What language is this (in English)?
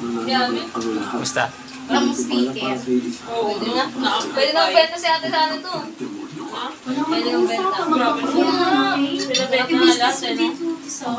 Filipino